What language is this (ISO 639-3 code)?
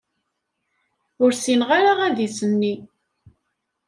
kab